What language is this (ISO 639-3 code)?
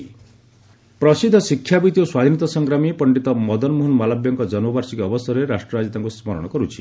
ori